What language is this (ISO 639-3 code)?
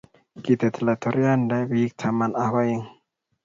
kln